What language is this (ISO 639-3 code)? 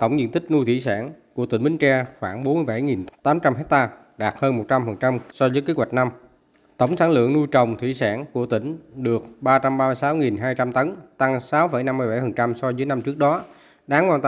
vie